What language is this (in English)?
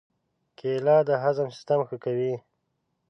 Pashto